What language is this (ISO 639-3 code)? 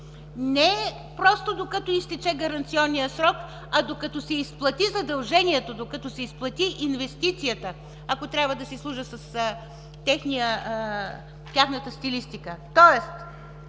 bul